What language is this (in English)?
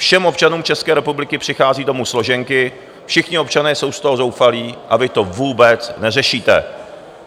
Czech